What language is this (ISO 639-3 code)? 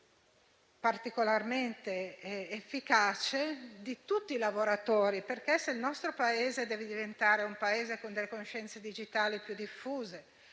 ita